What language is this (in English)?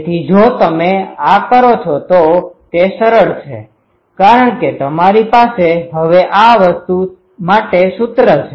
Gujarati